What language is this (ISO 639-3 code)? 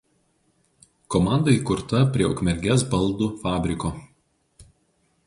lit